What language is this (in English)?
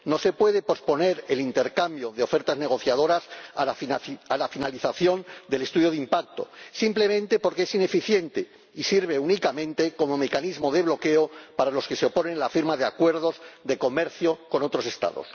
Spanish